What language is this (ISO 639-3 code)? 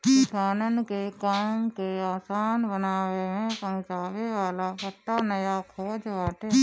bho